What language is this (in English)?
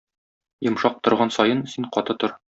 Tatar